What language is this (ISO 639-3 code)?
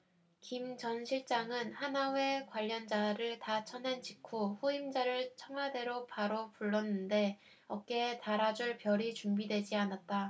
kor